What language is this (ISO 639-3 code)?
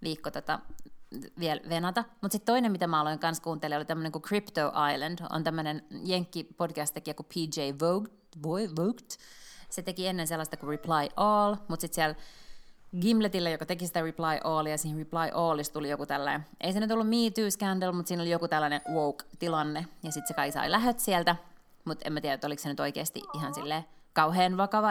fin